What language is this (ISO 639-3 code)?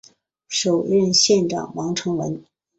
zho